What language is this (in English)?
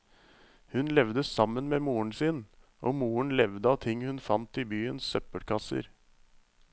Norwegian